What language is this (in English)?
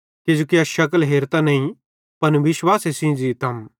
Bhadrawahi